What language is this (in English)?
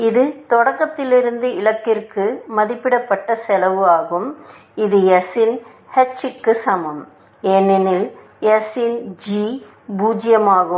Tamil